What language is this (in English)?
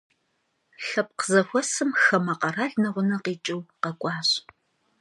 Kabardian